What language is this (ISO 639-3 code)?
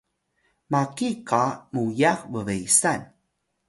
tay